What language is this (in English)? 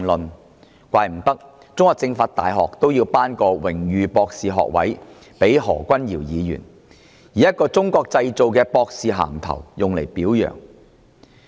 Cantonese